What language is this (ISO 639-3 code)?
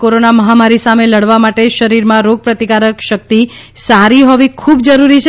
guj